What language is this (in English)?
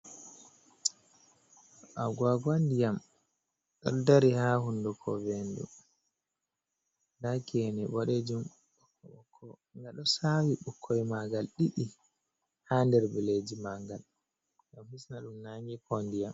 Fula